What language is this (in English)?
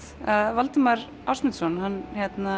Icelandic